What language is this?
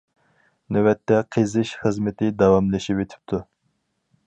Uyghur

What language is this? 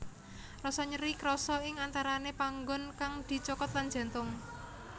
Javanese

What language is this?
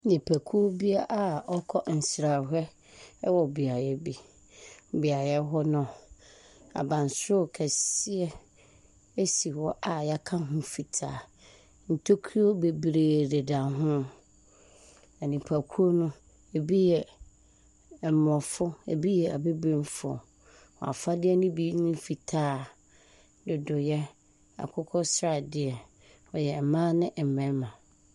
Akan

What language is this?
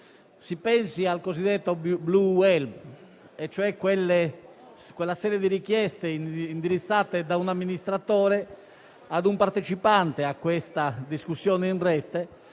Italian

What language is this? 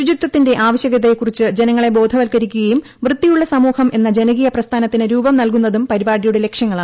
Malayalam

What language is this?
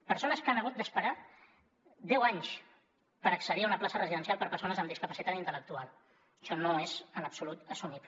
Catalan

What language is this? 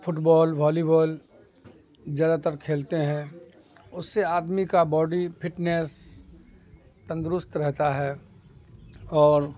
Urdu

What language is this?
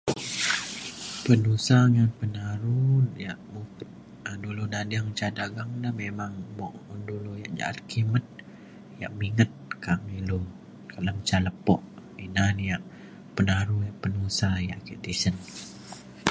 Mainstream Kenyah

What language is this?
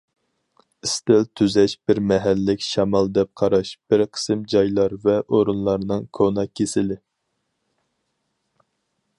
Uyghur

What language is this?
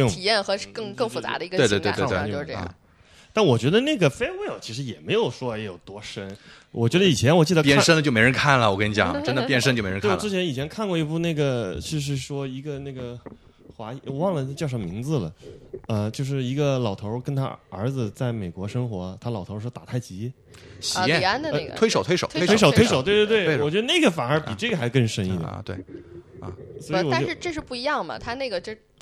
Chinese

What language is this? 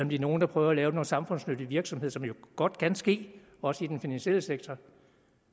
Danish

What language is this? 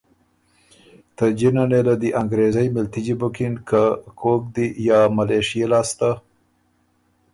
Ormuri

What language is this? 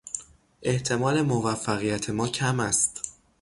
Persian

